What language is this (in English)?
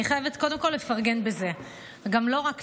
Hebrew